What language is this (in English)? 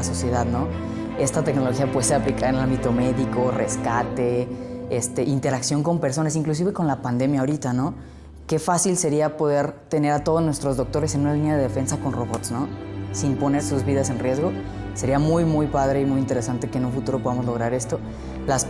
Spanish